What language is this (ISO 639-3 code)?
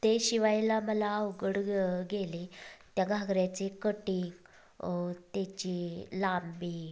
mar